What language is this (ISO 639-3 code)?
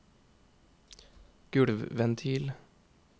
nor